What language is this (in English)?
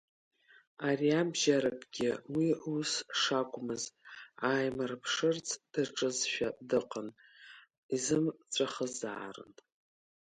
Abkhazian